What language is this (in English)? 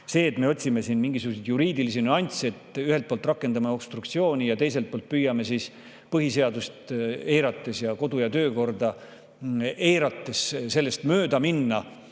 Estonian